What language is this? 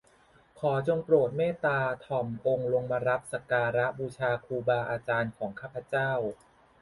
Thai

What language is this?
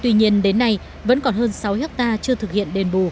Vietnamese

